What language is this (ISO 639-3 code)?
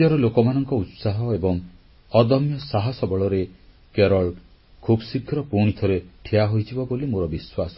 ori